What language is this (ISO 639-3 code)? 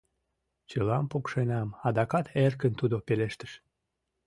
chm